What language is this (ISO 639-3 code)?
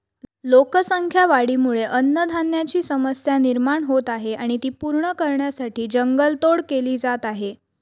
mar